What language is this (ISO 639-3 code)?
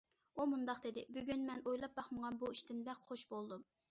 uig